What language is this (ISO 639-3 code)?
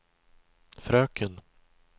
swe